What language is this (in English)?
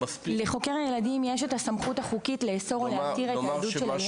Hebrew